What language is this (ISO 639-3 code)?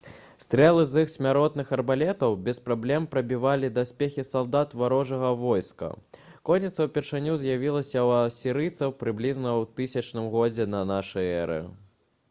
bel